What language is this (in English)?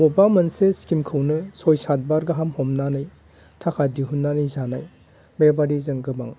Bodo